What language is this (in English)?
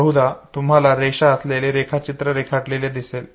Marathi